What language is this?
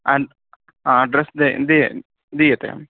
Sanskrit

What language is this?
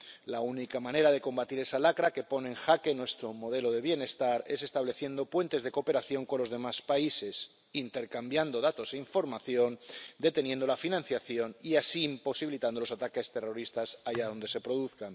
Spanish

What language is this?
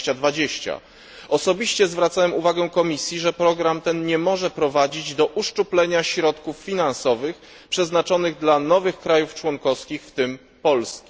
Polish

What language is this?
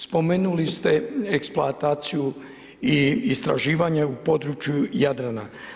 Croatian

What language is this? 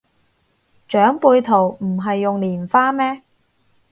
Cantonese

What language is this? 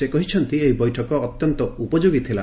Odia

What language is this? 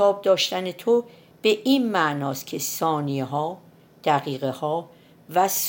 Persian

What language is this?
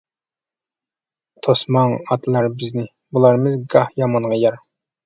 Uyghur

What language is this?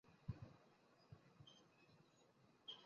Chinese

